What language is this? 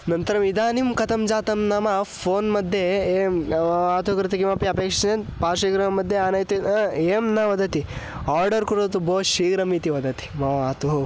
Sanskrit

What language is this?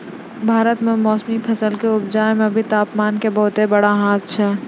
Maithili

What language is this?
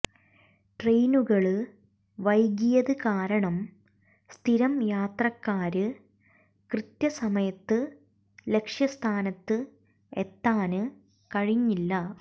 Malayalam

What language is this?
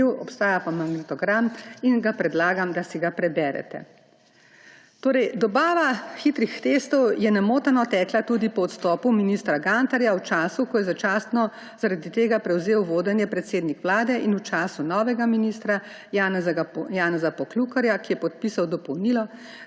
Slovenian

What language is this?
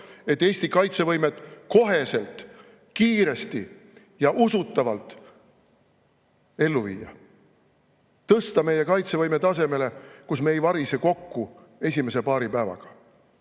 Estonian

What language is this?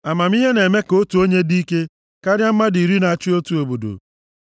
Igbo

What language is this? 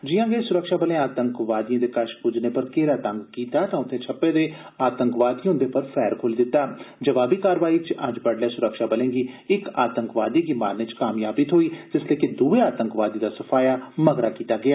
Dogri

